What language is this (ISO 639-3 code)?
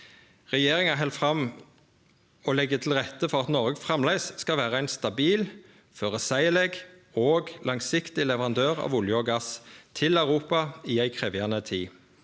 nor